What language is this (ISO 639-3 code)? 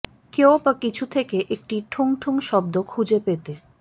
ben